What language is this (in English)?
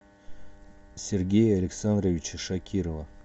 Russian